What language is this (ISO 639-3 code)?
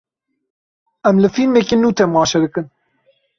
kur